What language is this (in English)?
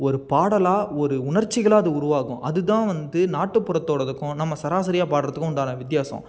Tamil